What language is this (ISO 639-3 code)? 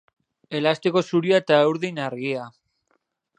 eus